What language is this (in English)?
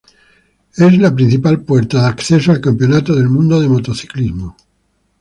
Spanish